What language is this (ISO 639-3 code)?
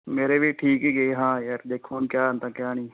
pan